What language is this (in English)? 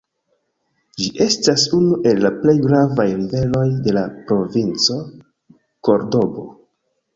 Esperanto